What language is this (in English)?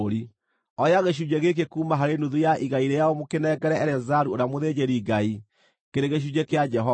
Kikuyu